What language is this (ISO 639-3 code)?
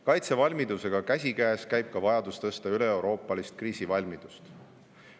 est